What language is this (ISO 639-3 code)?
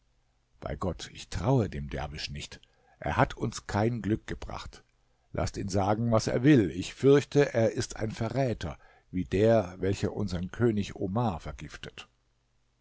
deu